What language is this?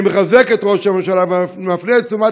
Hebrew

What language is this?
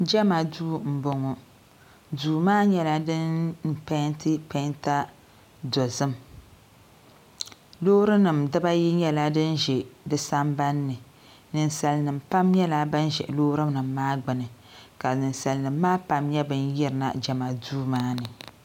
Dagbani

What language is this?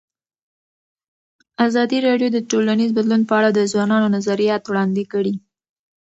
Pashto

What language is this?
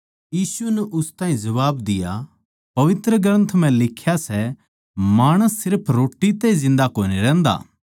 Haryanvi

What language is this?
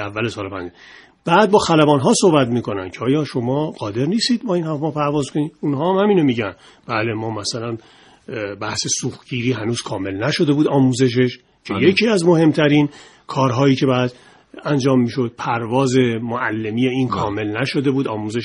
Persian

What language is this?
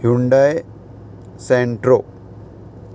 Konkani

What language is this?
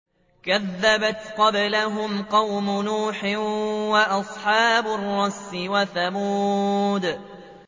Arabic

